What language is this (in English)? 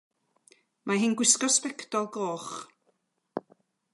Welsh